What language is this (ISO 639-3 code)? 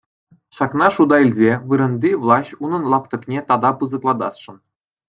chv